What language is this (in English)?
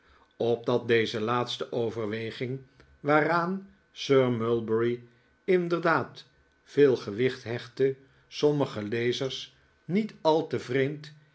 Dutch